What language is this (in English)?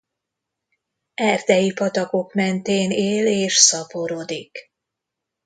Hungarian